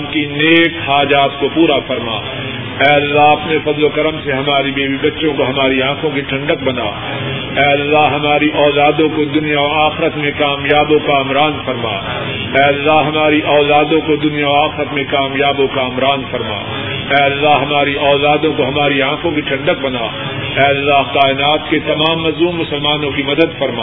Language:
Urdu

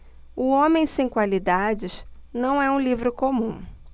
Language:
Portuguese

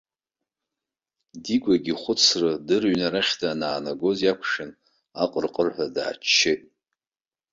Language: Abkhazian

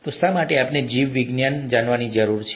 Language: Gujarati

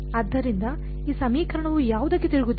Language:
Kannada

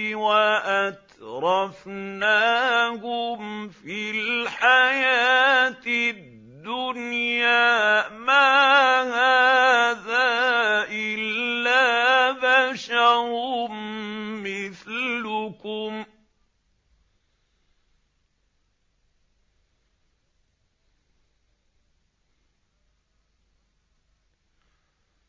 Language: Arabic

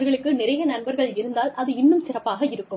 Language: Tamil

